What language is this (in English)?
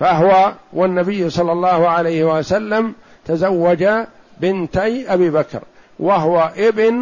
Arabic